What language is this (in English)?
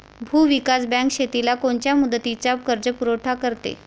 Marathi